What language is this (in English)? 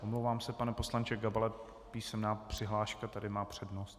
Czech